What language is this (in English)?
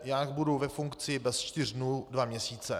Czech